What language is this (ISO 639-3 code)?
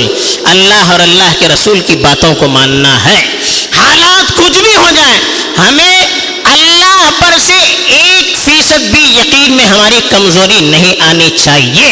urd